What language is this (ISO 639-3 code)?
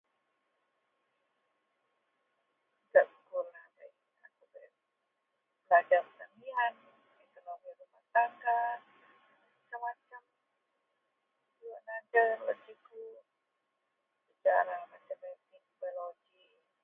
mel